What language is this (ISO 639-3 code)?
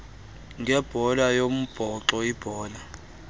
xho